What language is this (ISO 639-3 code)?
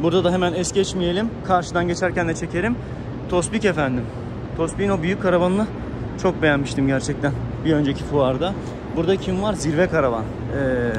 tur